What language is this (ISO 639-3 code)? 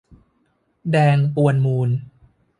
tha